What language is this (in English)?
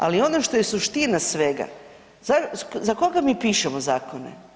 Croatian